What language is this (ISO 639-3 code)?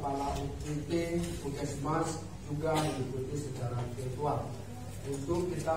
ind